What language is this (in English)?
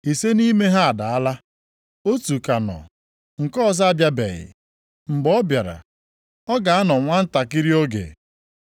Igbo